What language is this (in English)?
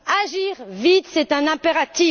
French